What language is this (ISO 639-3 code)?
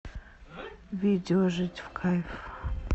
rus